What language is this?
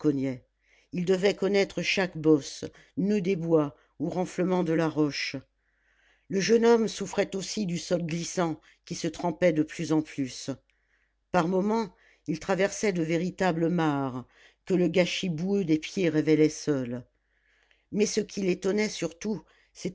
French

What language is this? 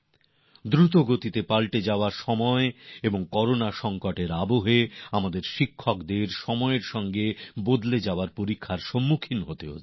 Bangla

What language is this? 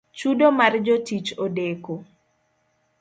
Luo (Kenya and Tanzania)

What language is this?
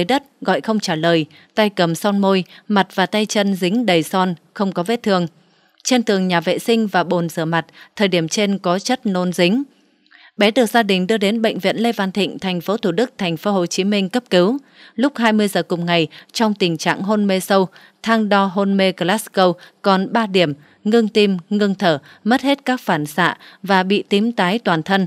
Vietnamese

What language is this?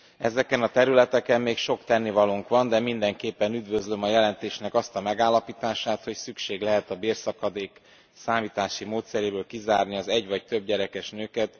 Hungarian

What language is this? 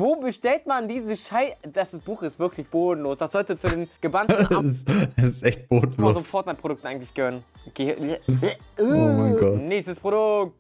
German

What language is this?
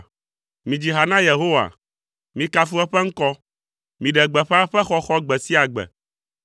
Ewe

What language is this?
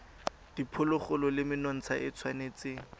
Tswana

